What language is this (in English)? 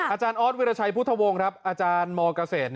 Thai